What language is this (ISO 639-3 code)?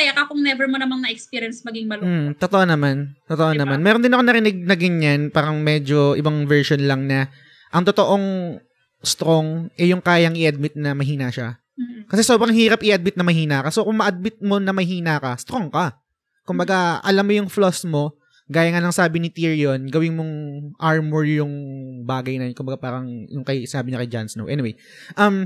fil